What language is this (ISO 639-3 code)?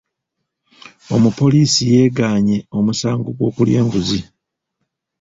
lug